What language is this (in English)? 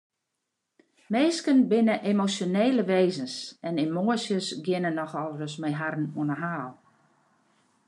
Western Frisian